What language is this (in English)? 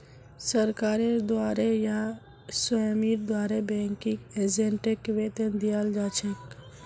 Magahi